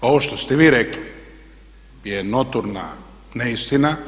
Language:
Croatian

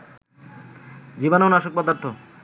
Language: Bangla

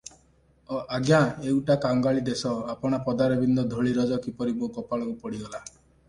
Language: Odia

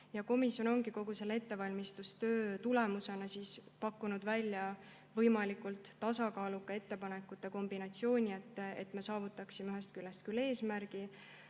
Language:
Estonian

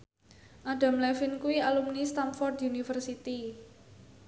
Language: Javanese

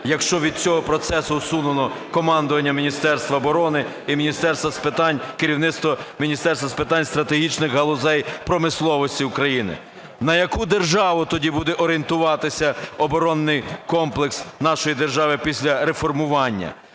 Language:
Ukrainian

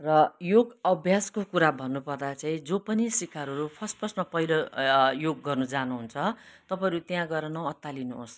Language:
Nepali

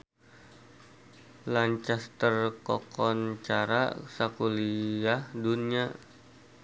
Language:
Sundanese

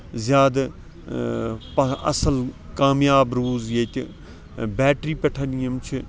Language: Kashmiri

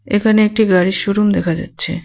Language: Bangla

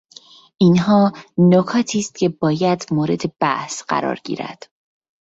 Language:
Persian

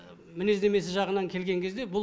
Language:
Kazakh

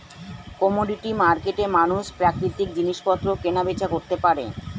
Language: Bangla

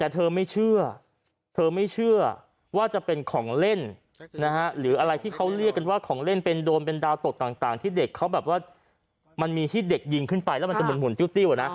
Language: Thai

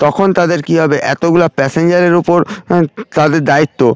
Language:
Bangla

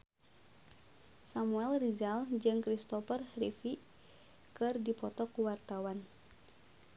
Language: Sundanese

